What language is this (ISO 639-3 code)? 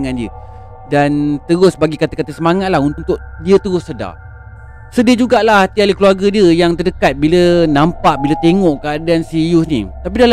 msa